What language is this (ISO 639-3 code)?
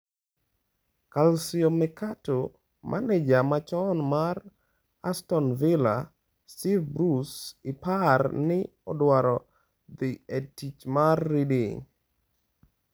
luo